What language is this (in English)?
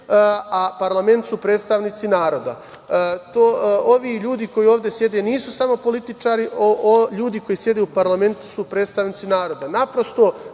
Serbian